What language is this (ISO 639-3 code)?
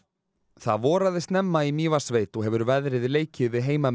isl